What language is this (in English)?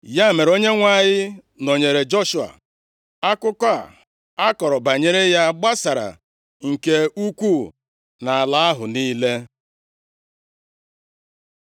Igbo